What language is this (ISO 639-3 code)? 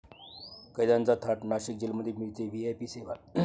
mar